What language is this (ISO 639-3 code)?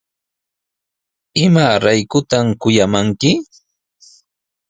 qws